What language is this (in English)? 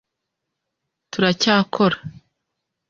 Kinyarwanda